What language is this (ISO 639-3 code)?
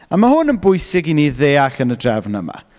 cym